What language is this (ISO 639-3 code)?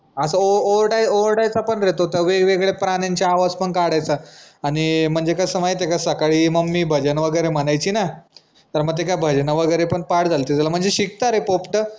mar